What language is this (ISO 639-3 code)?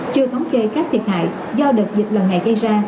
vie